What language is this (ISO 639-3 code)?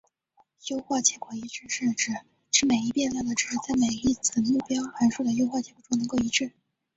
zho